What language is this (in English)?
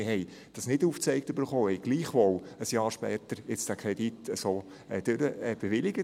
Swiss German